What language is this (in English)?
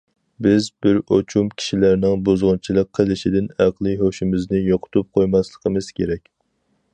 Uyghur